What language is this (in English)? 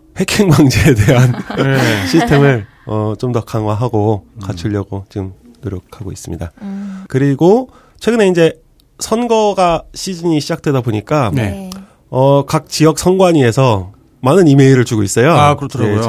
Korean